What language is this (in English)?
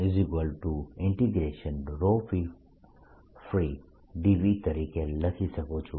Gujarati